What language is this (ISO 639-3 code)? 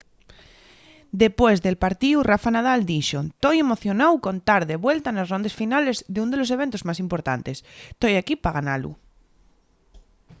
ast